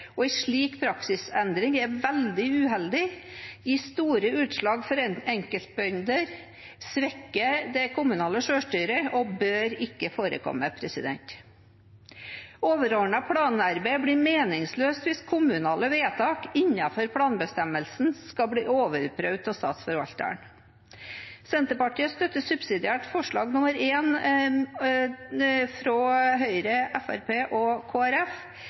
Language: Norwegian Bokmål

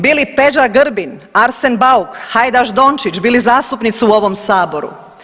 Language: Croatian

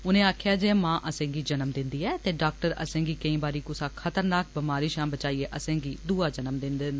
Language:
Dogri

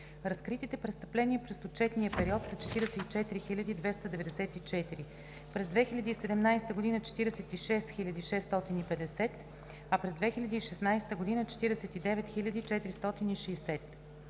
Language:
Bulgarian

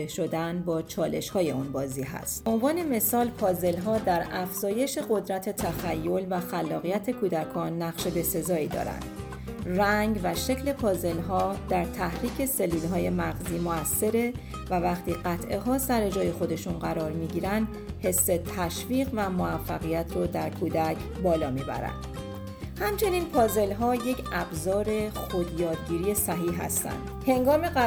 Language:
Persian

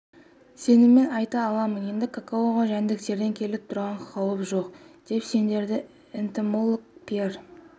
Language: Kazakh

